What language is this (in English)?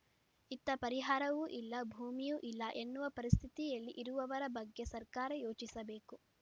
Kannada